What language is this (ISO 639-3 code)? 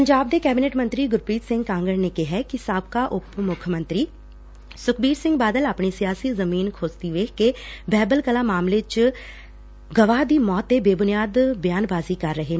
pan